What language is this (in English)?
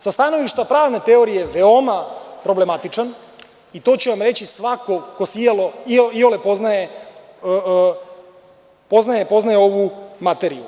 Serbian